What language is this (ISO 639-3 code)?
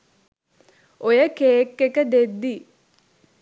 sin